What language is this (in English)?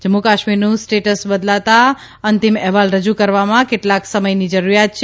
Gujarati